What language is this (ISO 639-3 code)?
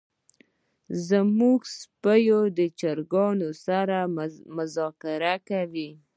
pus